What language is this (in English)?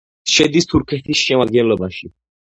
Georgian